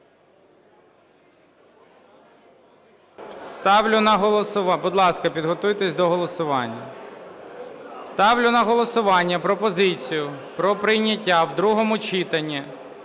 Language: Ukrainian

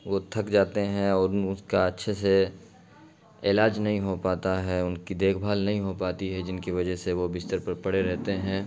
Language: Urdu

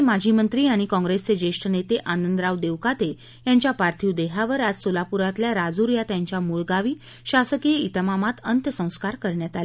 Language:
Marathi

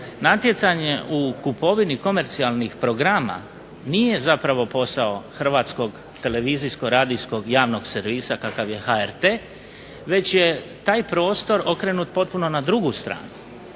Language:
Croatian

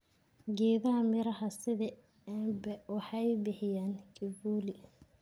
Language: Somali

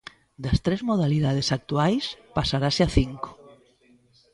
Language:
Galician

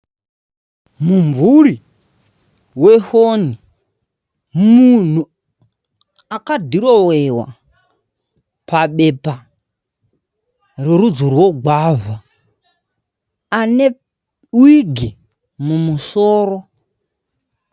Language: Shona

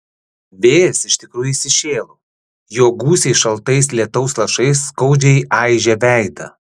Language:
Lithuanian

